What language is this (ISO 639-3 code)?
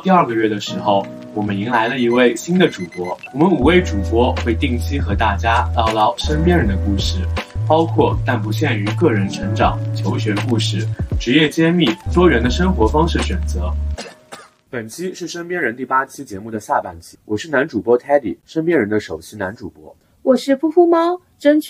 zho